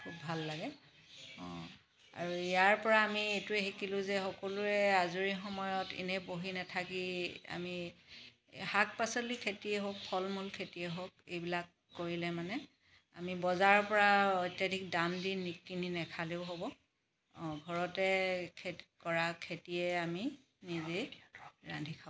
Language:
Assamese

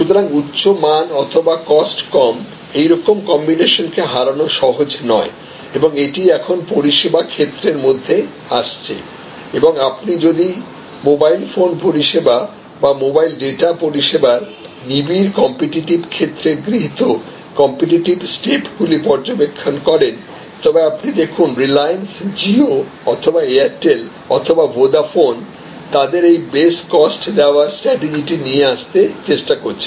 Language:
Bangla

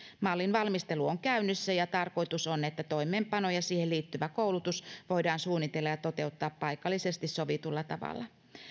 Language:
Finnish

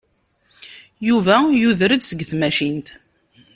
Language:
Kabyle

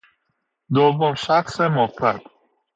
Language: Persian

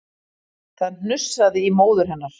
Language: Icelandic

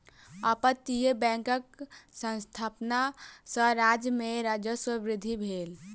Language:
Maithili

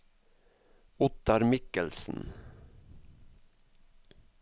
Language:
Norwegian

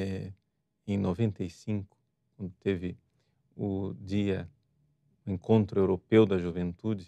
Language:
Portuguese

